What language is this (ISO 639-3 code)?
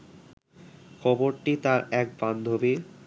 ben